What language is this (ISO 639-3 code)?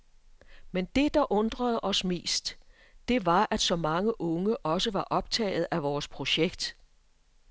dan